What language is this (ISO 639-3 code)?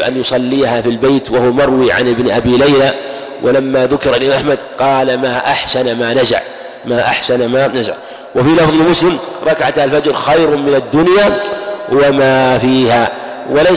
ara